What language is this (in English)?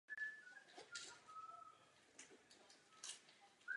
Czech